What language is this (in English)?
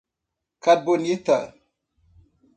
Portuguese